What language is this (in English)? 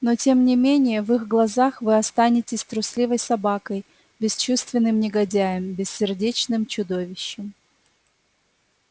Russian